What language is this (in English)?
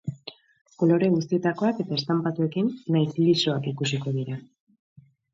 Basque